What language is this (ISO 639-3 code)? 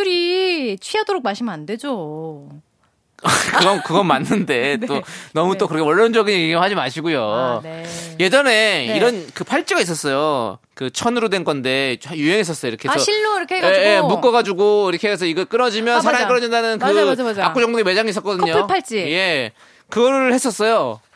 kor